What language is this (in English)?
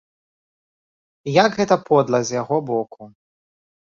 Belarusian